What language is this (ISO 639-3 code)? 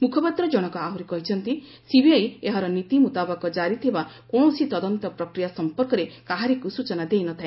ori